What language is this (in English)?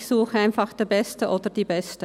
Swiss German